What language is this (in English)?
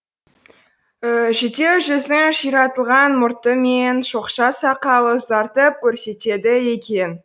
Kazakh